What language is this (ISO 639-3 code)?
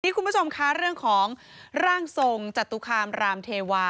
tha